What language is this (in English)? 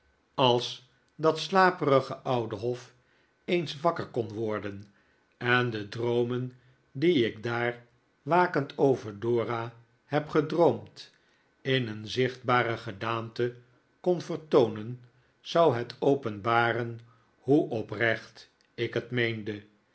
Dutch